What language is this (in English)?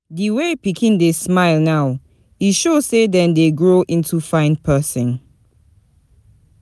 Nigerian Pidgin